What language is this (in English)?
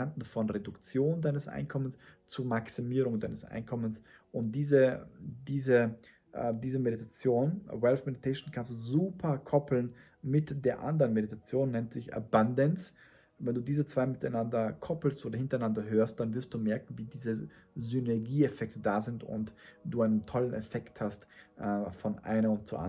German